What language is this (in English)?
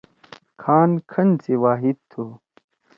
Torwali